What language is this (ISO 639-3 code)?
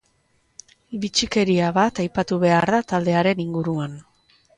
eus